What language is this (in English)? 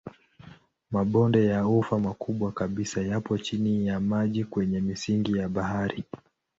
Swahili